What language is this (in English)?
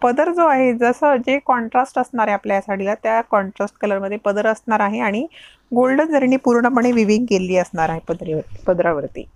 Hindi